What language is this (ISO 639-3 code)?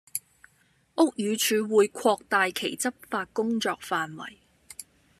yue